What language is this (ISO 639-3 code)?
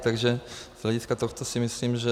ces